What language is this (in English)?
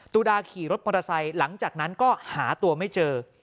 Thai